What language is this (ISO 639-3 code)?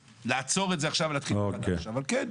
heb